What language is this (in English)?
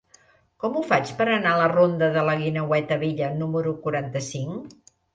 Catalan